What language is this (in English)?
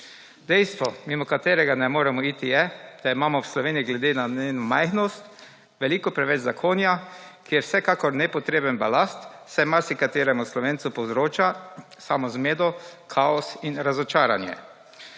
Slovenian